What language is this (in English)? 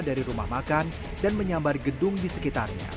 Indonesian